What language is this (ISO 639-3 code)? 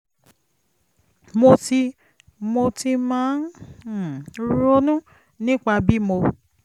yor